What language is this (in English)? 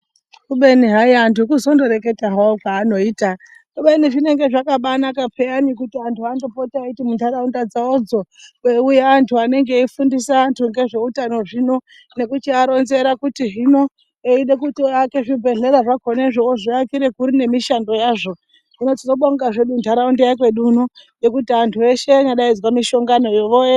Ndau